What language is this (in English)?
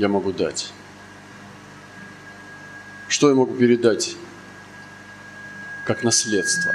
Russian